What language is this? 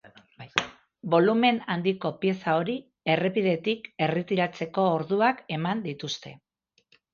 Basque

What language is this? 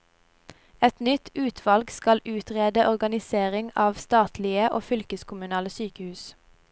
Norwegian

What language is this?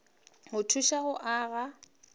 Northern Sotho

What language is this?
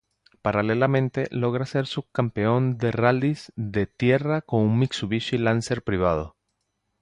Spanish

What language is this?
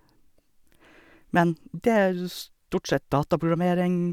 Norwegian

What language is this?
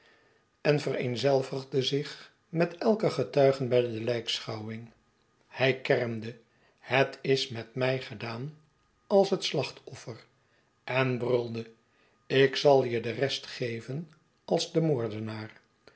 Dutch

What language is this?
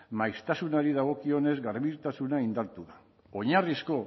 Basque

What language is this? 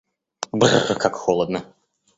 Russian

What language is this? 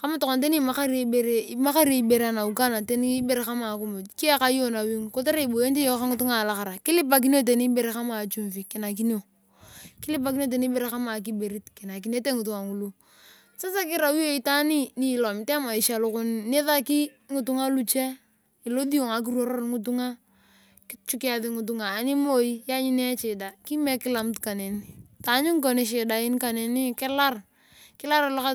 Turkana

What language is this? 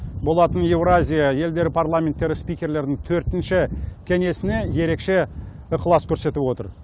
Kazakh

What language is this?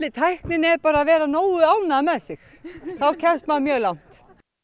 Icelandic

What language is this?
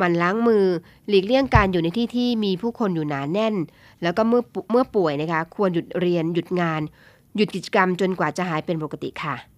Thai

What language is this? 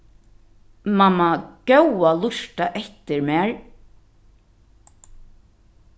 Faroese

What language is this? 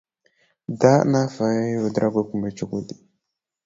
Dyula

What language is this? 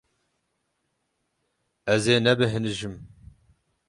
Kurdish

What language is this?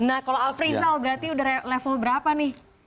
Indonesian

